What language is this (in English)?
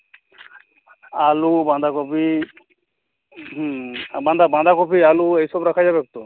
Bangla